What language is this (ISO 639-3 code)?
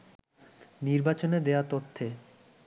ben